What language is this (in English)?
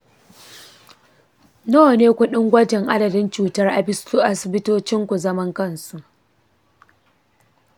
Hausa